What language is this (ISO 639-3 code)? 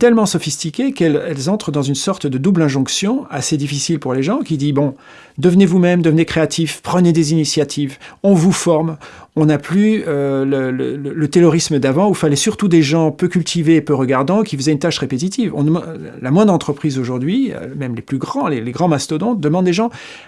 fra